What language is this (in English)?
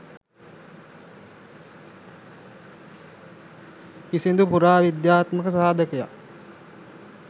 Sinhala